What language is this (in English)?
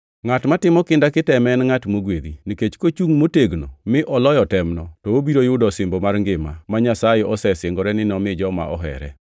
Luo (Kenya and Tanzania)